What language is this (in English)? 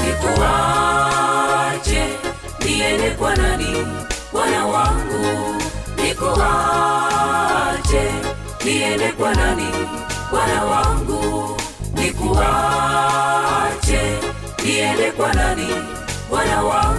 Swahili